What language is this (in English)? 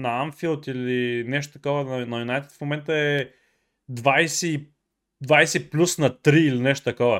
Bulgarian